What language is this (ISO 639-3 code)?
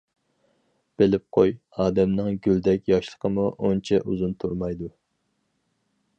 uig